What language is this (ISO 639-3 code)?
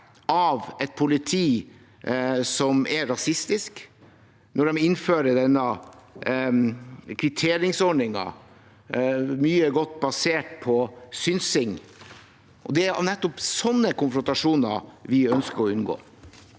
nor